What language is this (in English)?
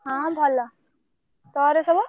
Odia